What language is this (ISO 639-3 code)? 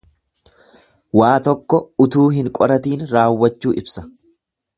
orm